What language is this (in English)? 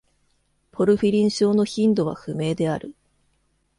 Japanese